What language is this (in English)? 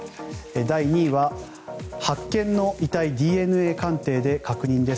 Japanese